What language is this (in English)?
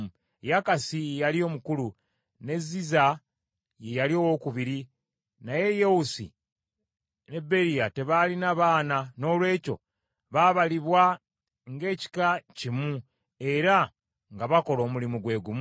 Ganda